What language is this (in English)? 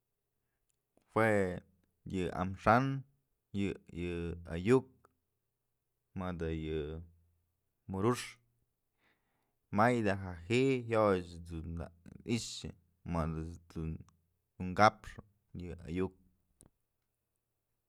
Mazatlán Mixe